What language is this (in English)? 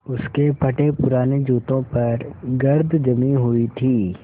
Hindi